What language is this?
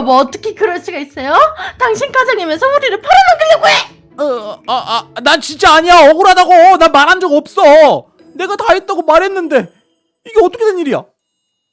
Korean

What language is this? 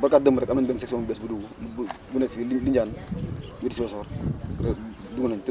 Wolof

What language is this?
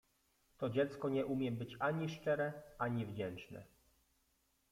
Polish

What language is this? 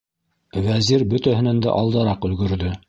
Bashkir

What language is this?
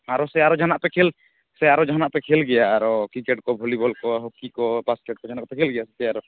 Santali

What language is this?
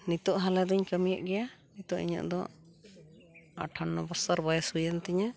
Santali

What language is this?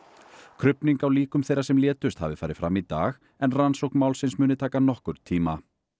Icelandic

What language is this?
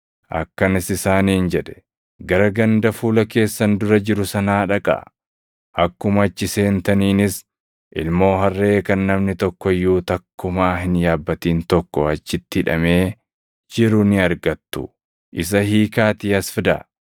Oromo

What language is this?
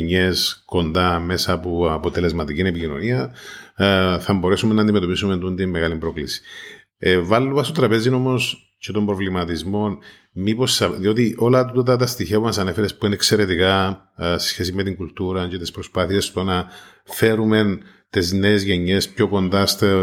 Greek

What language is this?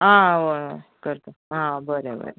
Konkani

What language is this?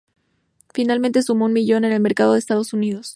Spanish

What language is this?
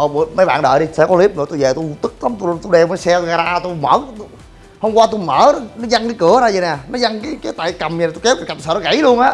Vietnamese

